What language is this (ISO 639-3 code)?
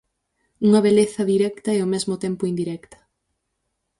glg